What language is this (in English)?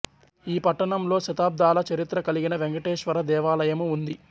Telugu